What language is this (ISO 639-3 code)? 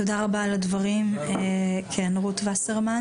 heb